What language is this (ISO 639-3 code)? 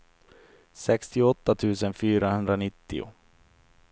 swe